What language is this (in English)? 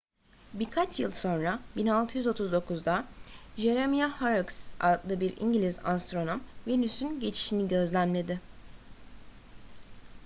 Turkish